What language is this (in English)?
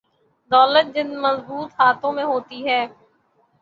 Urdu